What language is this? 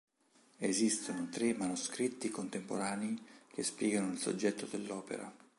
Italian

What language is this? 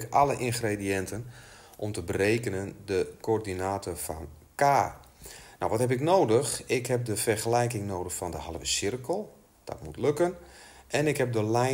Dutch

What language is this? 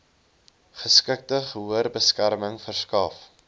Afrikaans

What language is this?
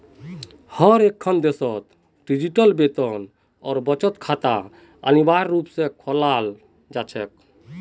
Magahi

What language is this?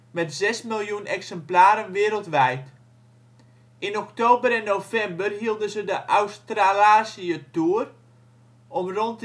Dutch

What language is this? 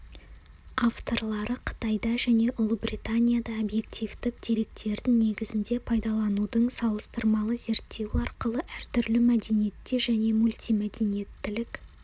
Kazakh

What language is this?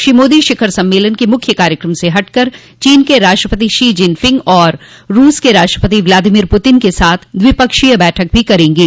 Hindi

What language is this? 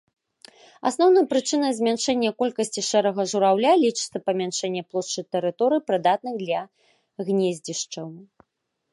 Belarusian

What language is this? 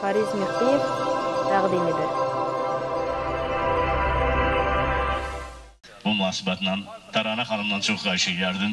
Turkish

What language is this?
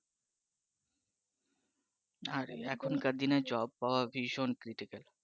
Bangla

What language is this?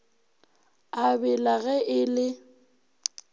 Northern Sotho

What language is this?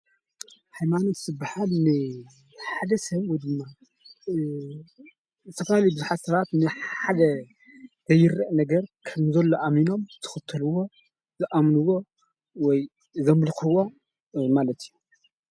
Tigrinya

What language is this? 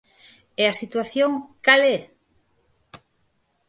Galician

